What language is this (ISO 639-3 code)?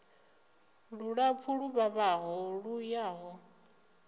ven